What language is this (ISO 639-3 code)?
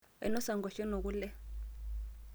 mas